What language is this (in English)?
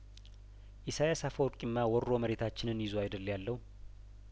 Amharic